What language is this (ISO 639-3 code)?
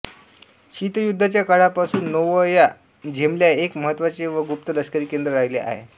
mar